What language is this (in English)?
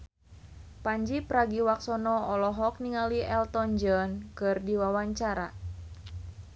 Sundanese